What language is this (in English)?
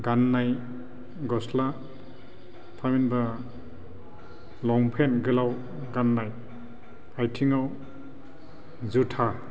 Bodo